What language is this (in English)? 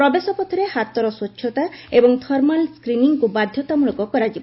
Odia